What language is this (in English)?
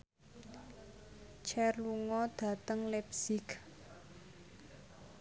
Javanese